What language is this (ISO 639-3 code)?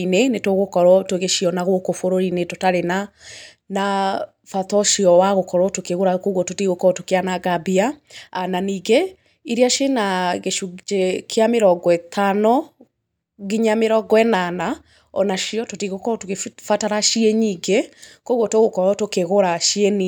kik